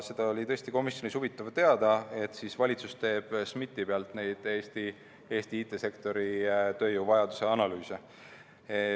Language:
Estonian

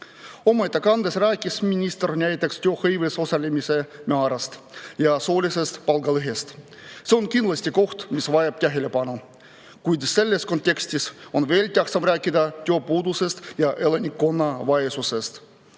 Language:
Estonian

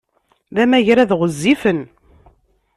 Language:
Kabyle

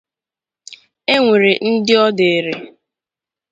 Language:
Igbo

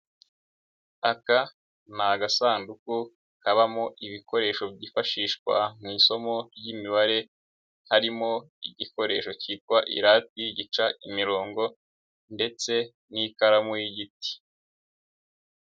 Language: Kinyarwanda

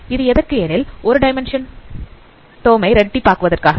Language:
Tamil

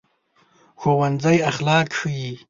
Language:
Pashto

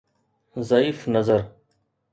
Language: Sindhi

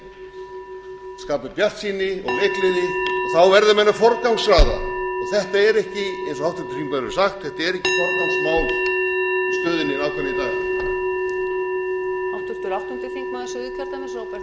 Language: Icelandic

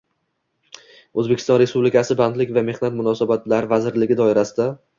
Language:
Uzbek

